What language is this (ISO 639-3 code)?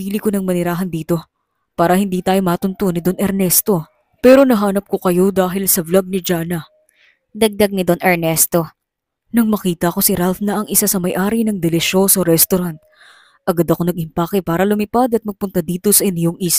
fil